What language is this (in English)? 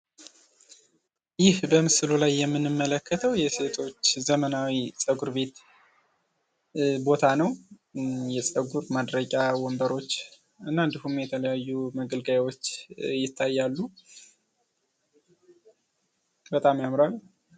Amharic